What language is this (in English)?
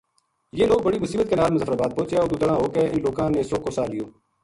Gujari